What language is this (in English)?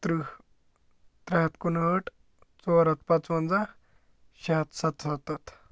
Kashmiri